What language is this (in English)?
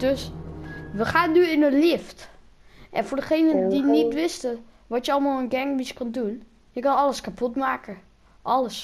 Dutch